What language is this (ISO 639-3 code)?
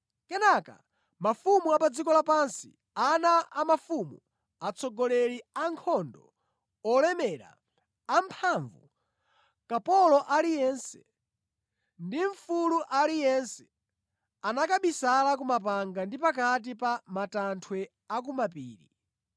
nya